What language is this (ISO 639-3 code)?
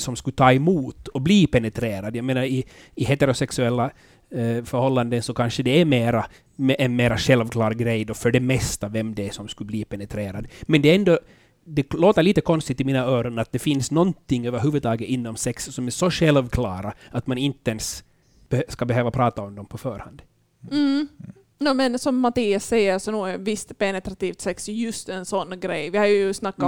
swe